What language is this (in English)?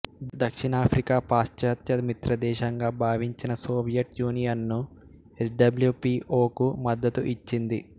Telugu